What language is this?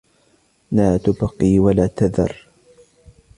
Arabic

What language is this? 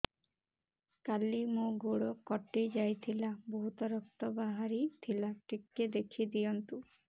Odia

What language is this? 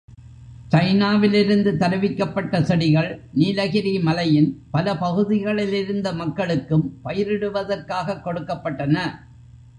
Tamil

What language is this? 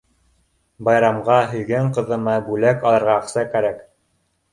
Bashkir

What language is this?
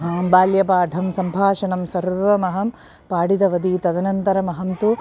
Sanskrit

